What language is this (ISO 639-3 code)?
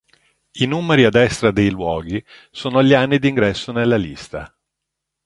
ita